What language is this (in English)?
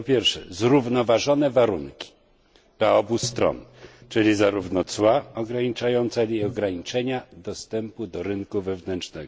Polish